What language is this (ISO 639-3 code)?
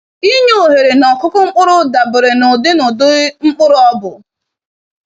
ibo